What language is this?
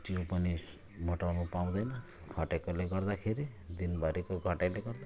Nepali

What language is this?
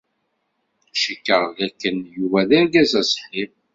Kabyle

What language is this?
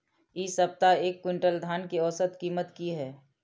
Maithili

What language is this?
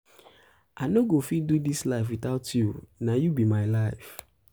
Nigerian Pidgin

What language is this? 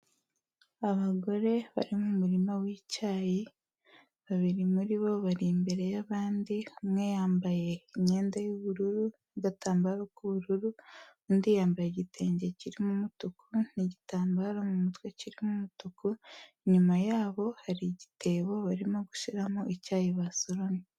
Kinyarwanda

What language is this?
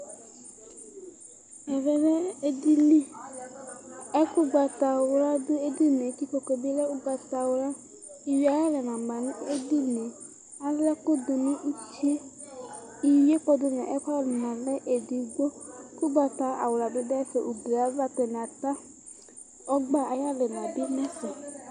Ikposo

